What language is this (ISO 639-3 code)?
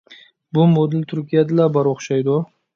uig